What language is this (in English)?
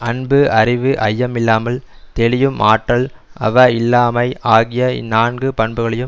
Tamil